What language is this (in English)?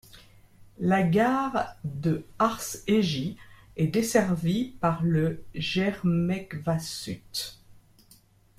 French